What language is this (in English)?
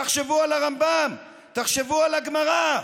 Hebrew